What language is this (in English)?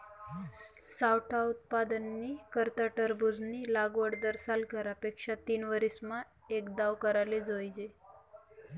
Marathi